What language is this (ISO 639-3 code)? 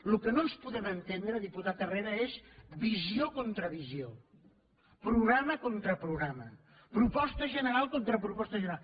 cat